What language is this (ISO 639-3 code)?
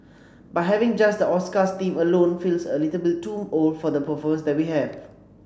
eng